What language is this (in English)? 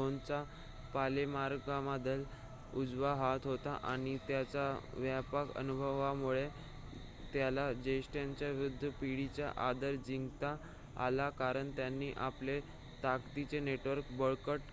Marathi